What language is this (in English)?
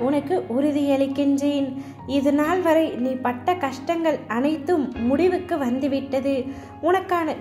Vietnamese